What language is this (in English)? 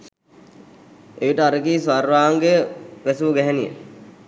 Sinhala